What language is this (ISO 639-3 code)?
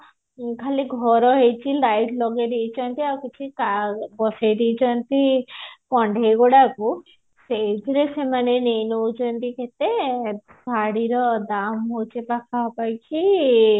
ori